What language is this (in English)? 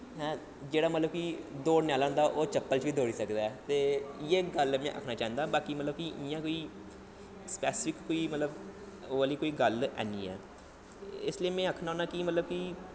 Dogri